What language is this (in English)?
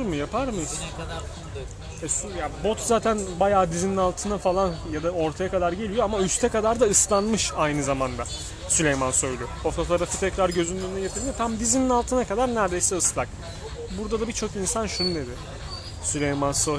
Turkish